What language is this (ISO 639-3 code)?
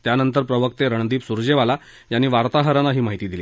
mar